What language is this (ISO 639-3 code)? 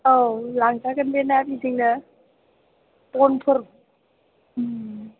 brx